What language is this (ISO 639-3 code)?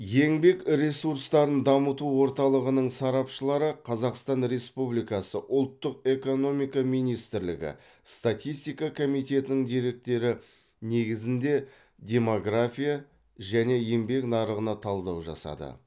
kaz